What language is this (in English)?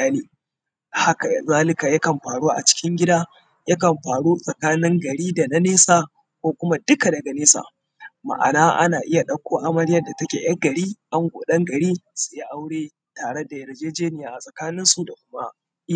Hausa